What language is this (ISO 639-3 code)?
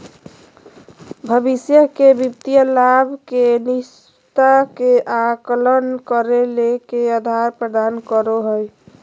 mag